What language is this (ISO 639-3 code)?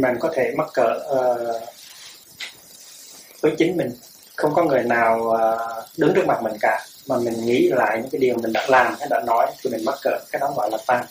vie